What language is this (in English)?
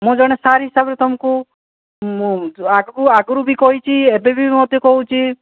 Odia